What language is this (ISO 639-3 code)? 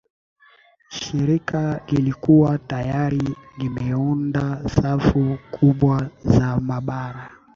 swa